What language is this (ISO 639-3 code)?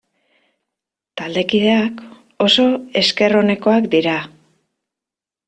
eus